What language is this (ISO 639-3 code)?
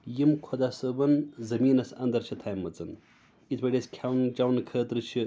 kas